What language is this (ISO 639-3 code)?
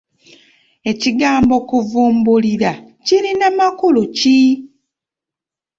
lug